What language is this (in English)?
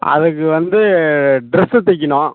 Tamil